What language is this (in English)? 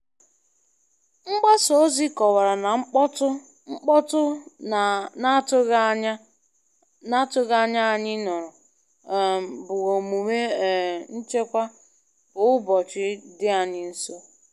Igbo